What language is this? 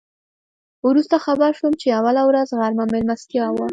Pashto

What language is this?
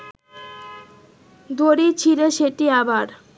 Bangla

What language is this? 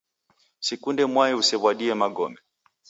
Taita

